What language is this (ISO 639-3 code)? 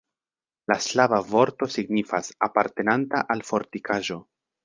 epo